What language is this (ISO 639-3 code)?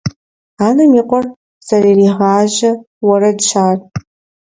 kbd